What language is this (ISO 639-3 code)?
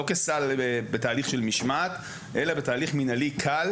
heb